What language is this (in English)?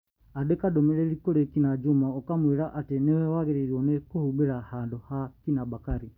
Kikuyu